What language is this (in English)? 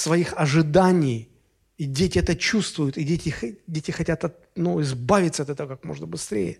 Russian